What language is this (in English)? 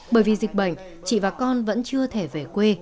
Vietnamese